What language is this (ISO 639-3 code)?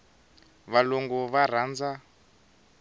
tso